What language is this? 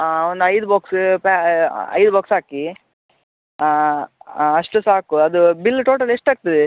Kannada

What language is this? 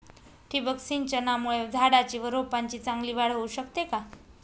Marathi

